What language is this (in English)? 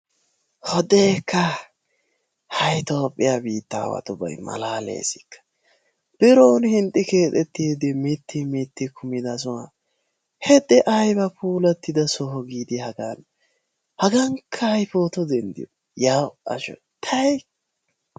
Wolaytta